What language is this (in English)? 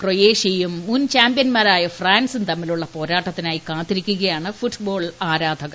Malayalam